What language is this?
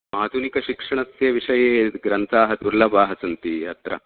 Sanskrit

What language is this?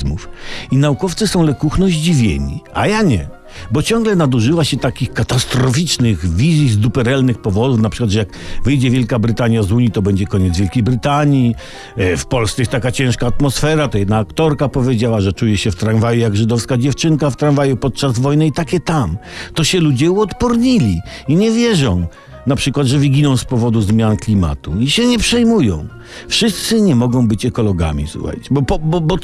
Polish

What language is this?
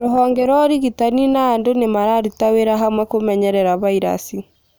Kikuyu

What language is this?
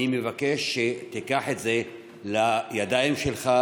Hebrew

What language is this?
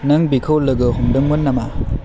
Bodo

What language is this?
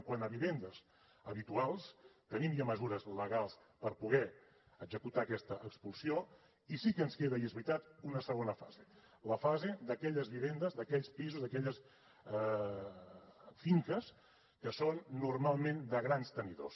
Catalan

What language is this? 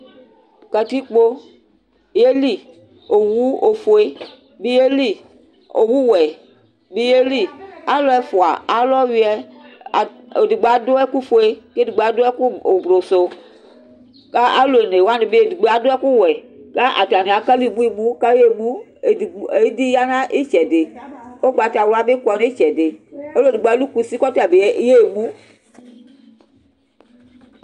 Ikposo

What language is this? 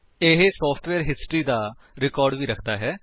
Punjabi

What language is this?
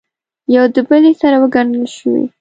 Pashto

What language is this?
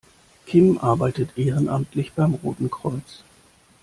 German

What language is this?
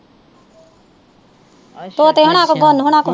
Punjabi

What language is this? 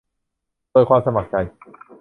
Thai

